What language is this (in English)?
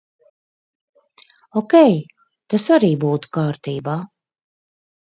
Latvian